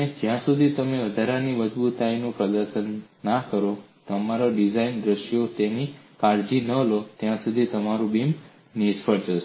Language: Gujarati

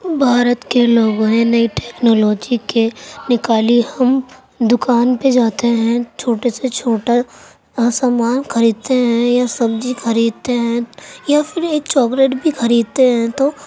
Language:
Urdu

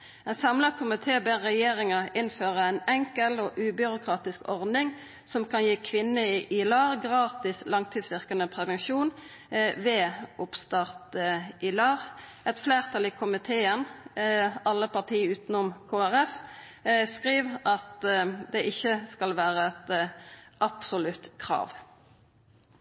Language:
Norwegian Nynorsk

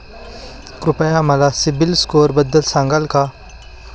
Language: Marathi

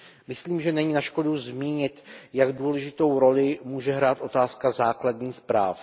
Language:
Czech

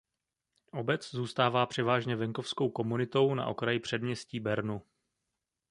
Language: Czech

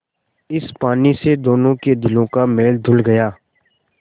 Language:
Hindi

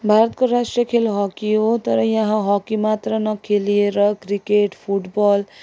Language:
Nepali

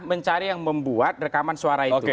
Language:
Indonesian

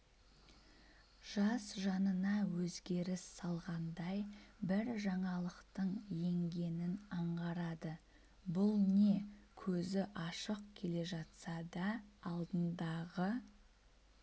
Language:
Kazakh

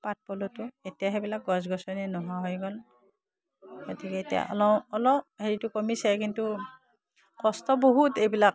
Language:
Assamese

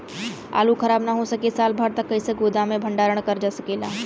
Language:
Bhojpuri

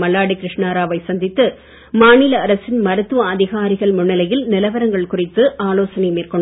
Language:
Tamil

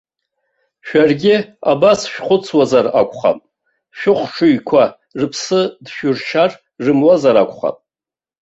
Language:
Abkhazian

